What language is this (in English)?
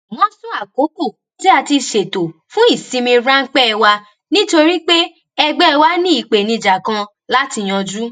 Yoruba